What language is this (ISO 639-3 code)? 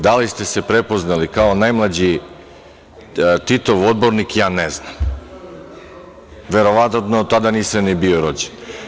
srp